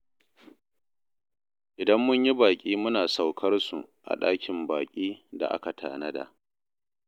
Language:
Hausa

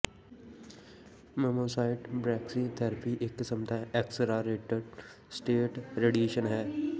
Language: Punjabi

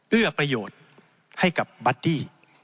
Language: Thai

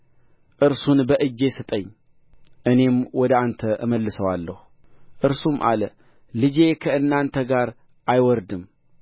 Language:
Amharic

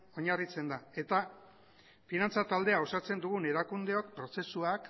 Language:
Basque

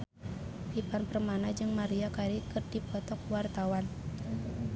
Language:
Sundanese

